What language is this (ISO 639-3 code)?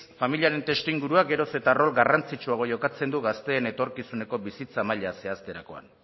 eus